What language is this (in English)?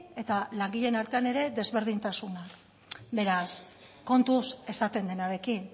Basque